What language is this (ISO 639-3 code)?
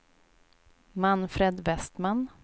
swe